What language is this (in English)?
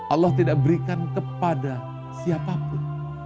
Indonesian